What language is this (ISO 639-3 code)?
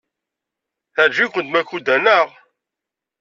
kab